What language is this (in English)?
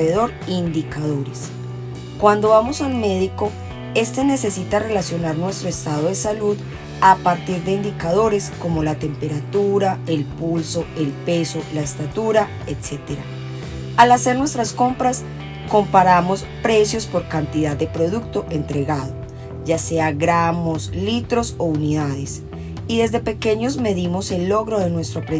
Spanish